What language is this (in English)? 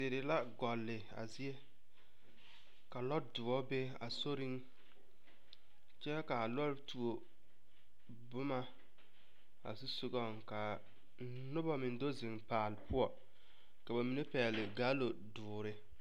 Southern Dagaare